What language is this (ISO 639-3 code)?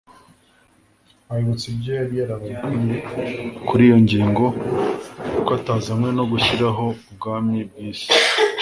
kin